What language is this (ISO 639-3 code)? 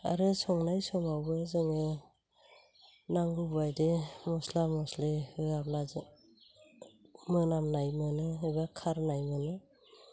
brx